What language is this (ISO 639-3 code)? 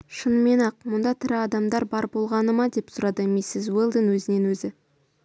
kaz